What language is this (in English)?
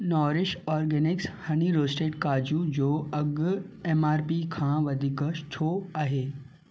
Sindhi